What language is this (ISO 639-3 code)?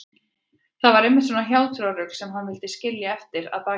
isl